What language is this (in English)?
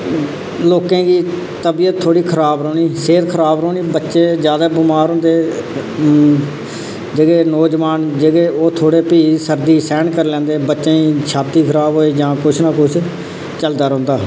Dogri